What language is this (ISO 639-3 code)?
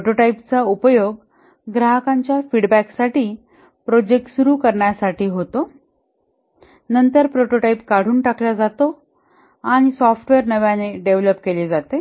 mar